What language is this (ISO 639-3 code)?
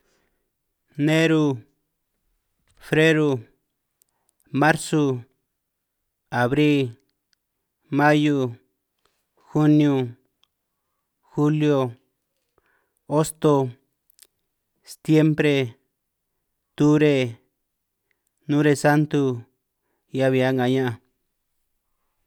trq